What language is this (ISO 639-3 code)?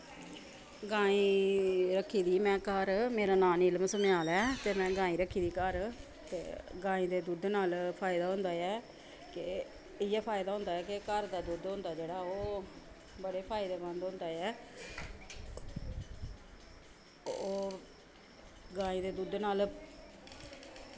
doi